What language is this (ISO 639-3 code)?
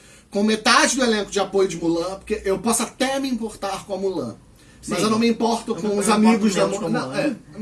por